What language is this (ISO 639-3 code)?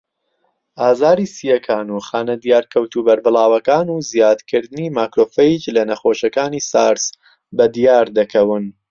ckb